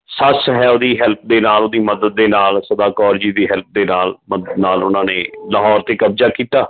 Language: Punjabi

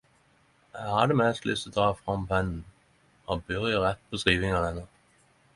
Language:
Norwegian Nynorsk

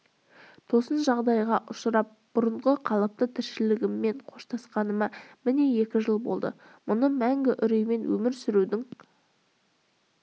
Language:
Kazakh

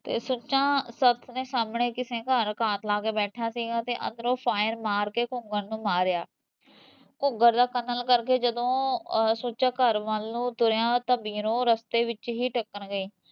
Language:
Punjabi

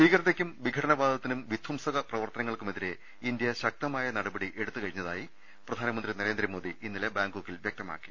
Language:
Malayalam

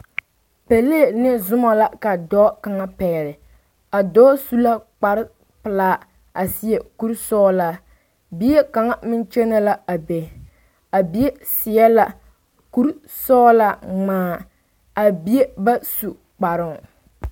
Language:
Southern Dagaare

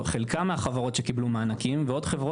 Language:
Hebrew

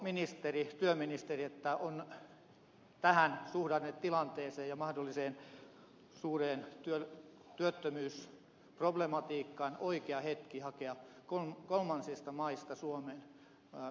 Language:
Finnish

